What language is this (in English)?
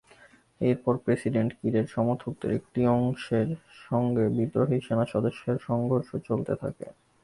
Bangla